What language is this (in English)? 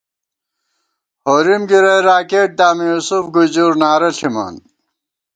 Gawar-Bati